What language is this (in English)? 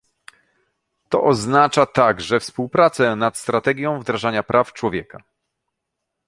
Polish